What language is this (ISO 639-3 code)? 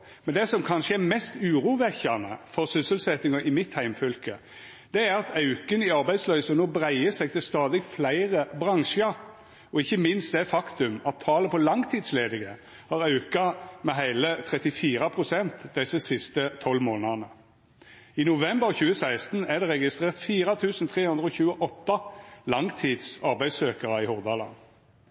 nno